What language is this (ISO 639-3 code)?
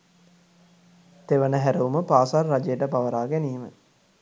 sin